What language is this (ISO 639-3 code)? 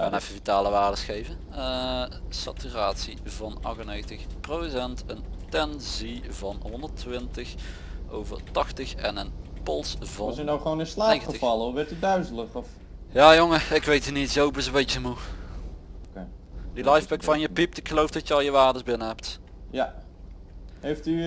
nld